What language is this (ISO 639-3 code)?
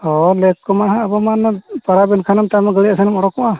sat